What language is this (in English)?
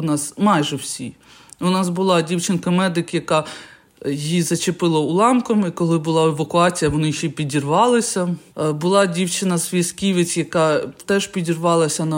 Ukrainian